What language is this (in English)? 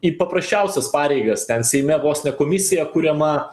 Lithuanian